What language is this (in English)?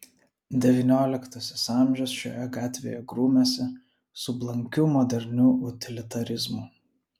Lithuanian